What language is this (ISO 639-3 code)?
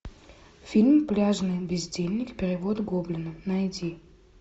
rus